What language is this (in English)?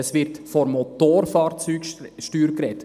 Swiss German